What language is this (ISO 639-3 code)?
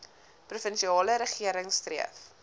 afr